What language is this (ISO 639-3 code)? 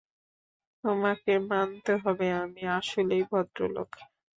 ben